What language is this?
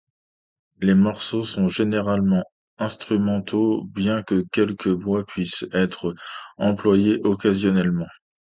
French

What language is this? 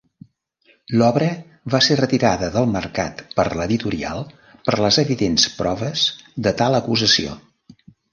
Catalan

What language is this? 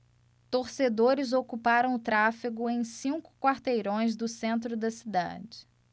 Portuguese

